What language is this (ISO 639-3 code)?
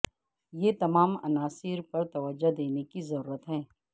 urd